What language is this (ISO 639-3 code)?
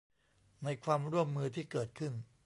tha